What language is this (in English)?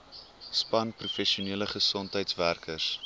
Afrikaans